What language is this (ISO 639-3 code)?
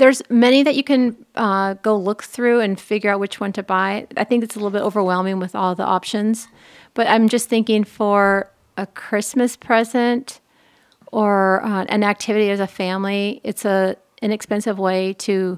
eng